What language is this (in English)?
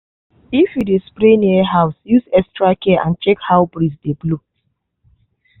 Nigerian Pidgin